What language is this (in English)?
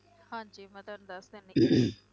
Punjabi